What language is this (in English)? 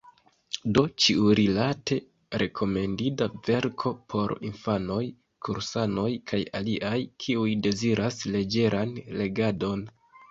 Esperanto